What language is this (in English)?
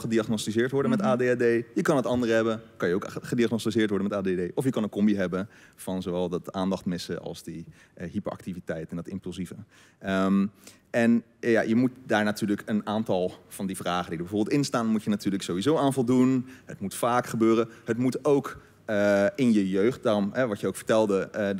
Dutch